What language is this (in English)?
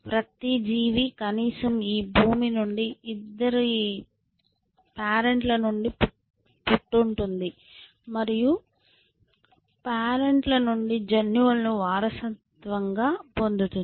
Telugu